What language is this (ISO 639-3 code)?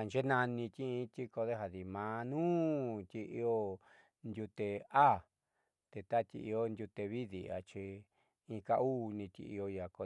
mxy